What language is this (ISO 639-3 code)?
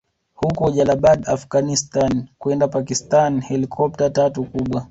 swa